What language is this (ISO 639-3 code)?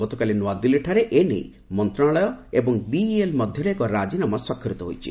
ori